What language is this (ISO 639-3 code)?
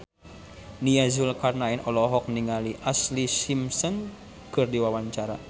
sun